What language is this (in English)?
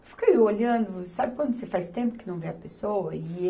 Portuguese